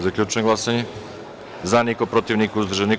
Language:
Serbian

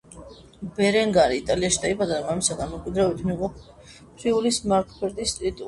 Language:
Georgian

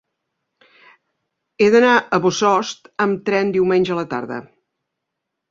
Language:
Catalan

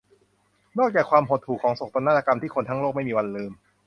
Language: Thai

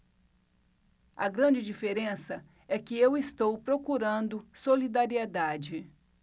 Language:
Portuguese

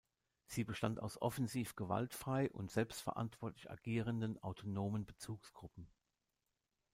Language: German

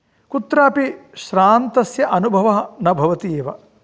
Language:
Sanskrit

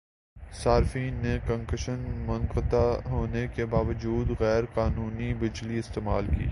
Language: Urdu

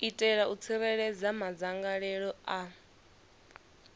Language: Venda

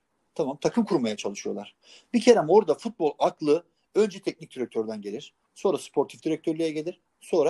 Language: Turkish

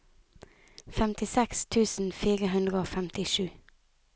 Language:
Norwegian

